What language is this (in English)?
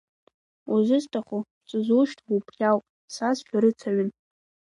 Abkhazian